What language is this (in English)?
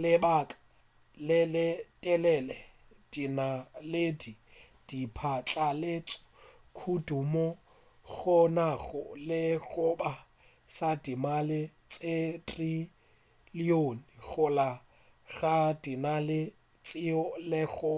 Northern Sotho